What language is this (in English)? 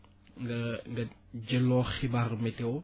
Wolof